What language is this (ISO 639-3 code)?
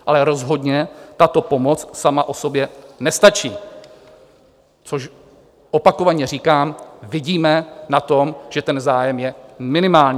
ces